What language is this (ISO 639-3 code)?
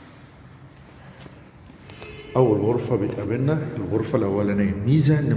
ara